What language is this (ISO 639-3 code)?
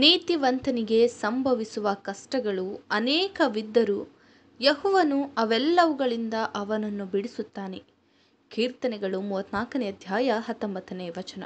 kan